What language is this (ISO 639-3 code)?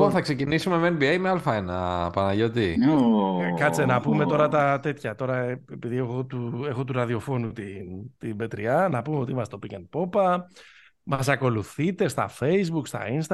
ell